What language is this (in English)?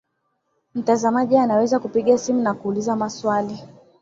Swahili